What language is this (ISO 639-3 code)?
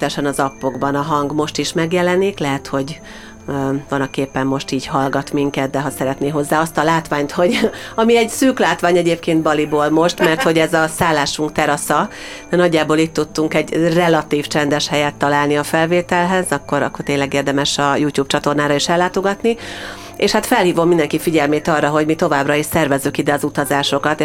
hun